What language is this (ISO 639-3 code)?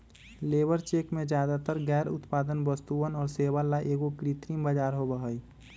mag